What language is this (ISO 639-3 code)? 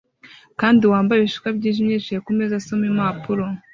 kin